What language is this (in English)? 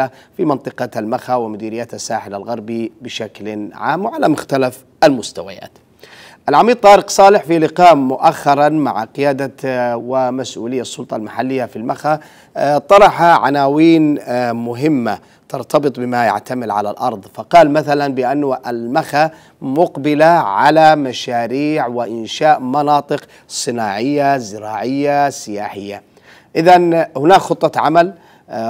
Arabic